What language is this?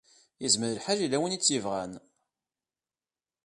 Kabyle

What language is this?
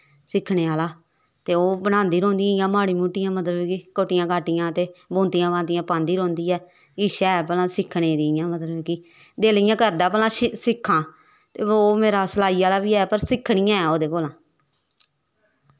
Dogri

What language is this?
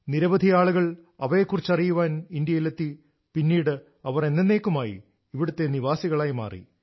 Malayalam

